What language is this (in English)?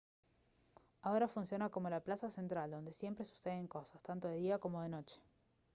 Spanish